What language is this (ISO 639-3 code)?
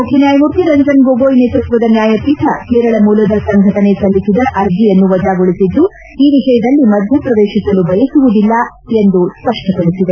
kan